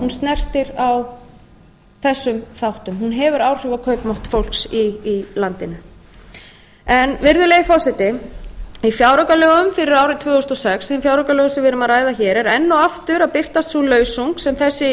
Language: Icelandic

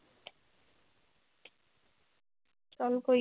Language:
Punjabi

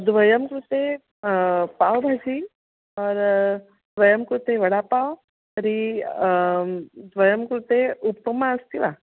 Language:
Sanskrit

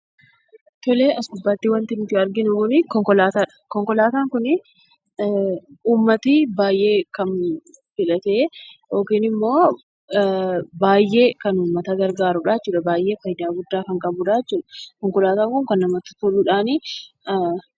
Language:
Oromo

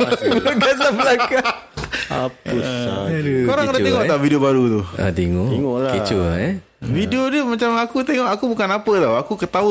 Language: Malay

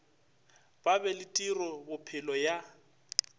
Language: Northern Sotho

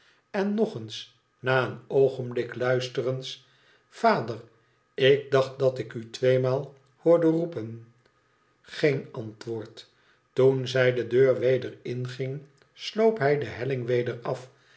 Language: Dutch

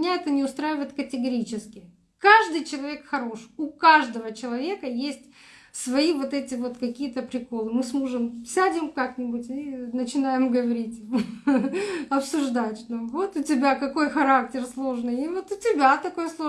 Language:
Russian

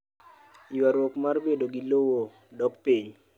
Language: Luo (Kenya and Tanzania)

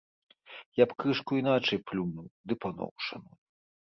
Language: Belarusian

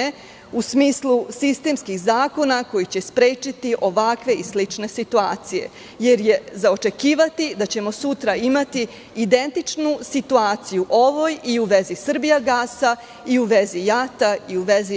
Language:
Serbian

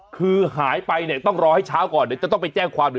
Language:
Thai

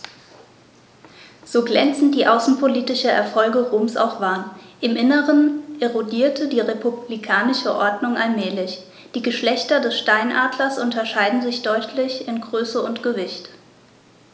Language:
German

